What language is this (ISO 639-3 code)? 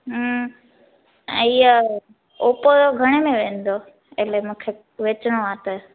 snd